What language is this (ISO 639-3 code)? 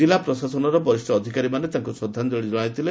ori